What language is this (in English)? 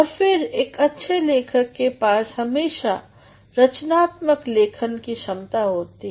Hindi